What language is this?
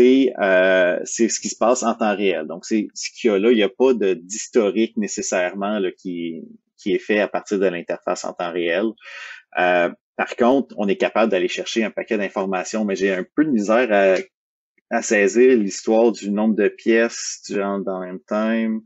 French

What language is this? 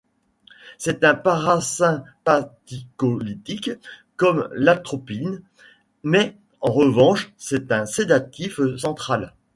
French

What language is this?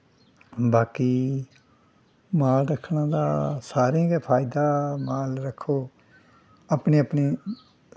Dogri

